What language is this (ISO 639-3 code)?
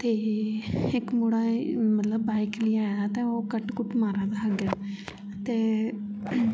doi